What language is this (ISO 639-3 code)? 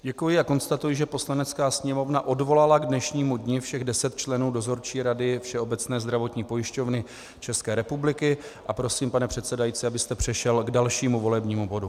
ces